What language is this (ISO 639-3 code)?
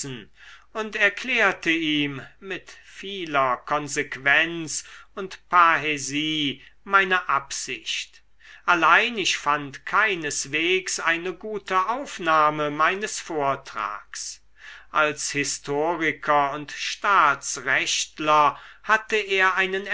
deu